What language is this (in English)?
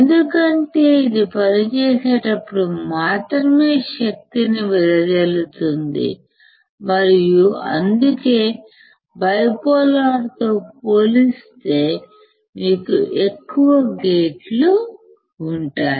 Telugu